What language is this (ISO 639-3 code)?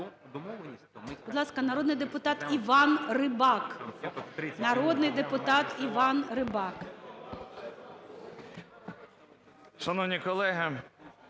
ukr